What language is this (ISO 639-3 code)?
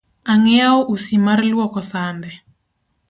luo